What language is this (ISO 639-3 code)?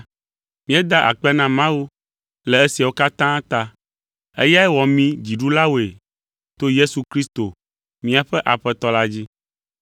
ewe